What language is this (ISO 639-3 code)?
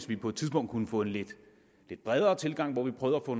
dan